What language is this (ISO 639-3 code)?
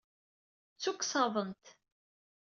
kab